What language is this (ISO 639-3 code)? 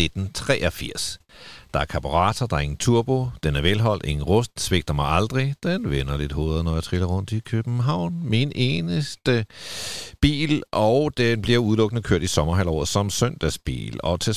dan